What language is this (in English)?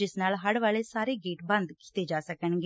Punjabi